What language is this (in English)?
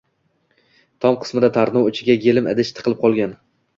Uzbek